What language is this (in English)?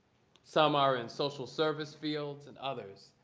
English